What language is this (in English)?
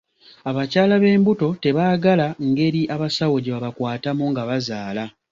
Ganda